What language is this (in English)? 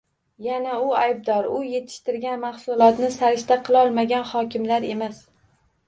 Uzbek